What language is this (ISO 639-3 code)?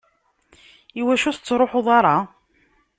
kab